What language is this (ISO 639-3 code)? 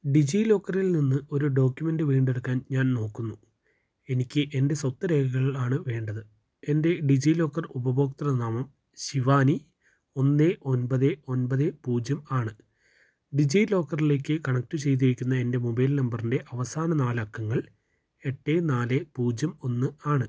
mal